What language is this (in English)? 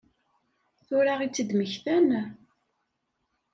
Kabyle